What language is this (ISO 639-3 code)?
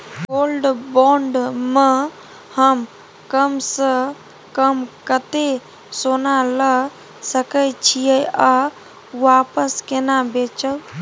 mai